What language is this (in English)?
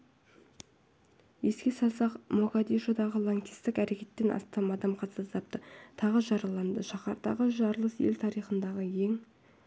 Kazakh